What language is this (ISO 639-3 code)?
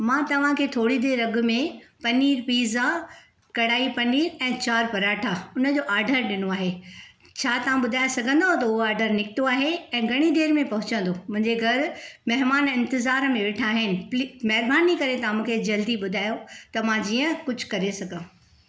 snd